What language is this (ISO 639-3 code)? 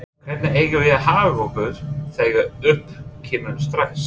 isl